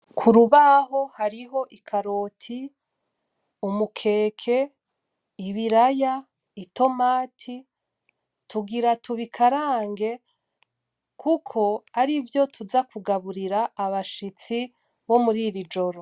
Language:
Rundi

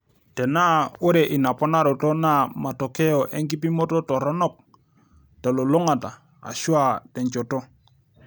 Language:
Masai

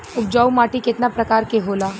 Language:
Bhojpuri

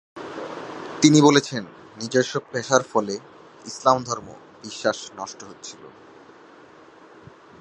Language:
Bangla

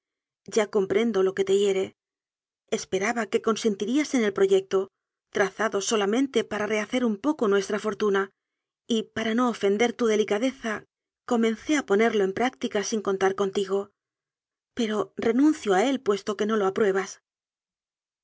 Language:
Spanish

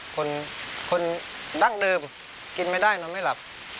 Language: Thai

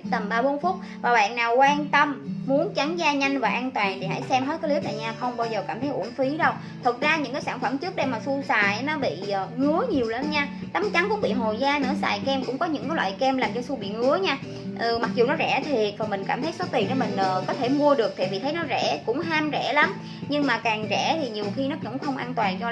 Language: Vietnamese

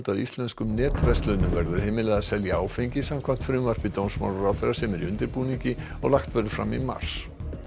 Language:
Icelandic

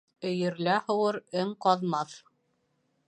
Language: Bashkir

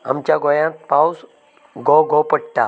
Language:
Konkani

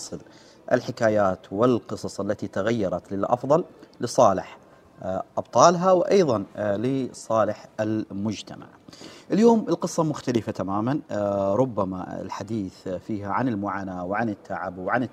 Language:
Arabic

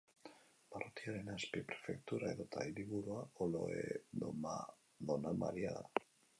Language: Basque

